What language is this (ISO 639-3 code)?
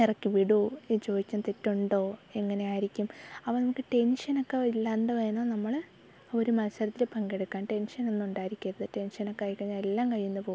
mal